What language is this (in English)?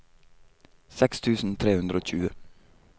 Norwegian